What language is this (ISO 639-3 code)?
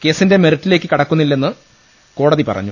mal